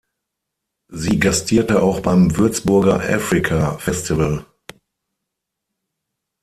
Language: German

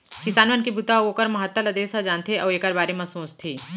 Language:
Chhattisgarhi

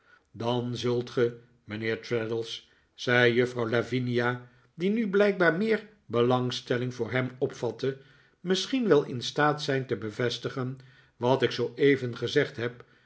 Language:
Dutch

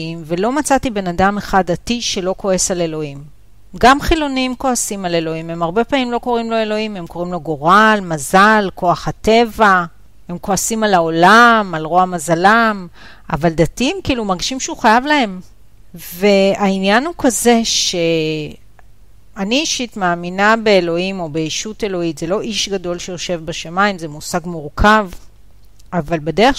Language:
Hebrew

